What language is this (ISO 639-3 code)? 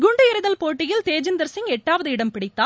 tam